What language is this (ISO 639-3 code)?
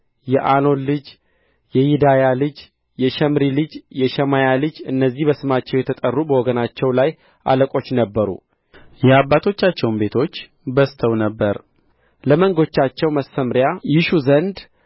amh